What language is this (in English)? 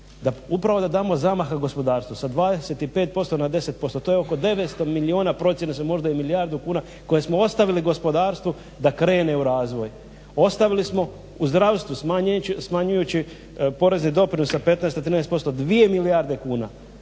Croatian